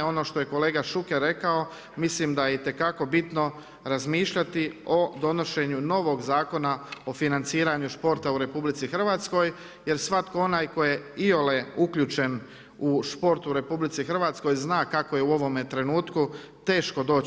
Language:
Croatian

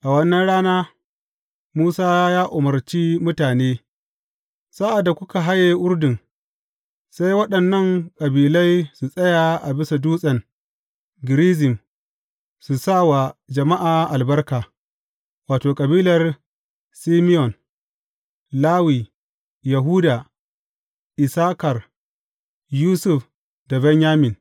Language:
Hausa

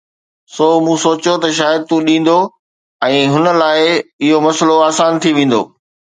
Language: Sindhi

